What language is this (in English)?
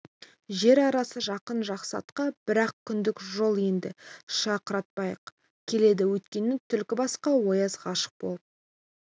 Kazakh